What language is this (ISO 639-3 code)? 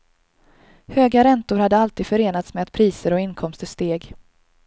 swe